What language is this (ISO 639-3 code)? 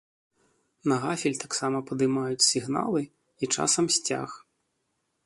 bel